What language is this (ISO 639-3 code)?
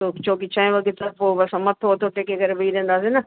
snd